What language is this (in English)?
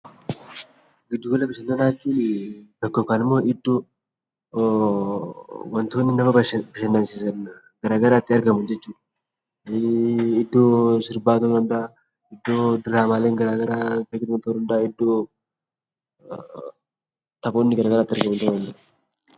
Oromo